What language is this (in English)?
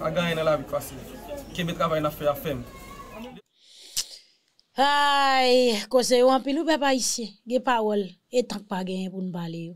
French